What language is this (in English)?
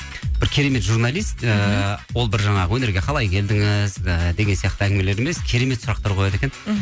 Kazakh